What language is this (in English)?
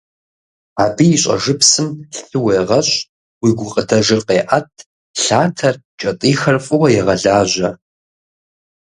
Kabardian